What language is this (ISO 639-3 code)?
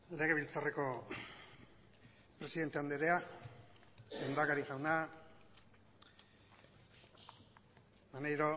eus